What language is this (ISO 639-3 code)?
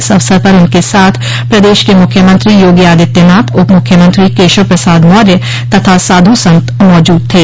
hin